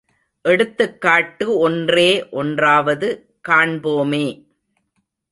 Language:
Tamil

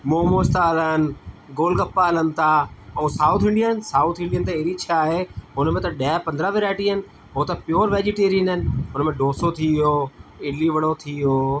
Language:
Sindhi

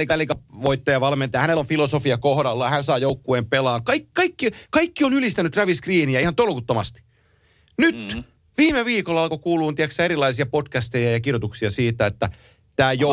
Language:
Finnish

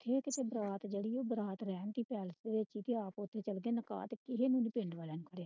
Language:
Punjabi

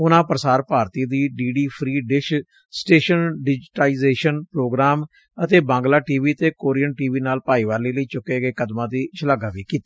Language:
Punjabi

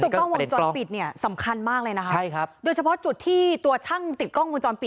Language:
Thai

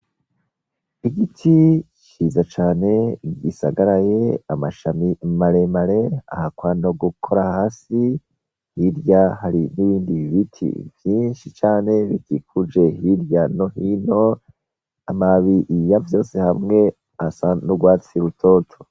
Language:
Rundi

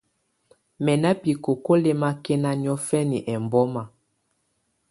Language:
Tunen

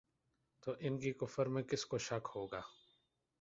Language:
Urdu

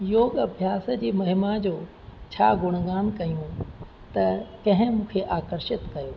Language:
Sindhi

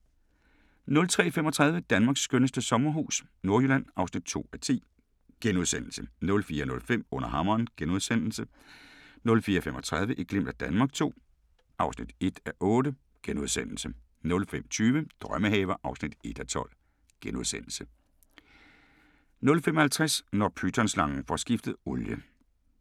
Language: Danish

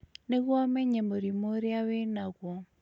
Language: Kikuyu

